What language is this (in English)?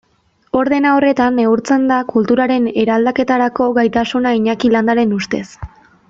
Basque